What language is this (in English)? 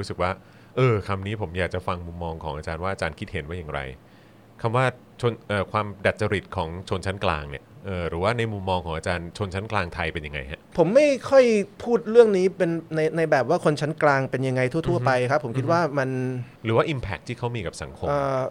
Thai